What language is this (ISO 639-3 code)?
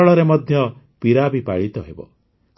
ori